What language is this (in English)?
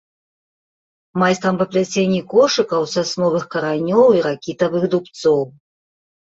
Belarusian